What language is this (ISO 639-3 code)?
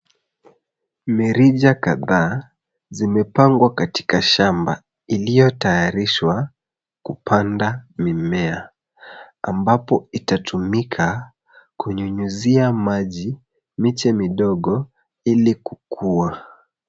swa